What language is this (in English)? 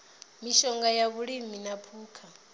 Venda